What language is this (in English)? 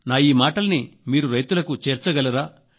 Telugu